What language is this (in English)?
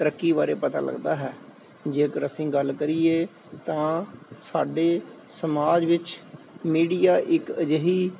Punjabi